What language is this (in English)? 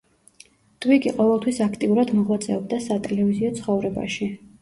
Georgian